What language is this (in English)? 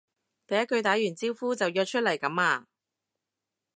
Cantonese